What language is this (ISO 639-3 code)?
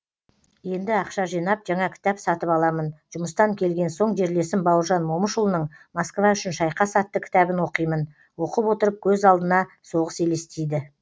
kaz